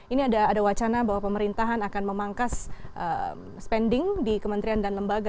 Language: Indonesian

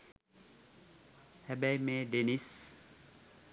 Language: Sinhala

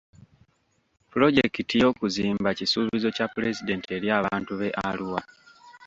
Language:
Ganda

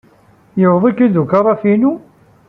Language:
Kabyle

